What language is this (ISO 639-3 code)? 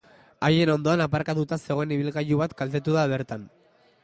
eus